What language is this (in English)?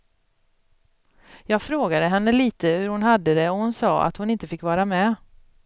Swedish